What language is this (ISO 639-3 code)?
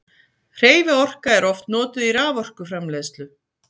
isl